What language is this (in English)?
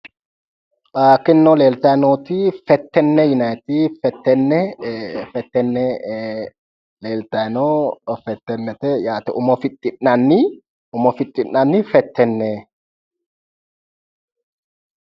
Sidamo